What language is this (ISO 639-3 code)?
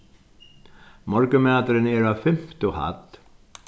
fao